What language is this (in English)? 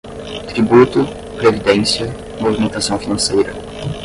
Portuguese